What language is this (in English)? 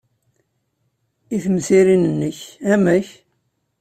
Kabyle